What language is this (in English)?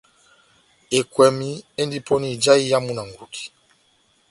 Batanga